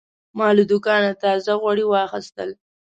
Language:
Pashto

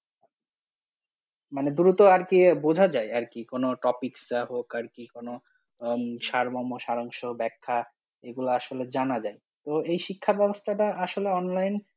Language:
Bangla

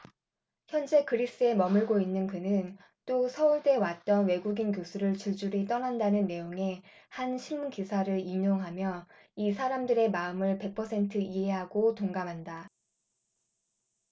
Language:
Korean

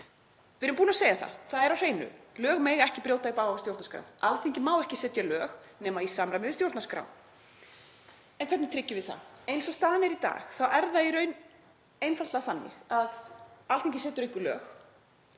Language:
Icelandic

